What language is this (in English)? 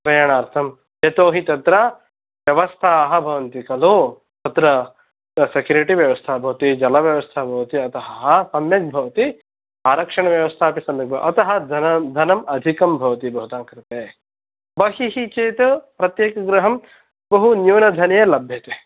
Sanskrit